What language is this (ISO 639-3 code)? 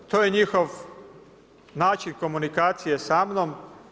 hrv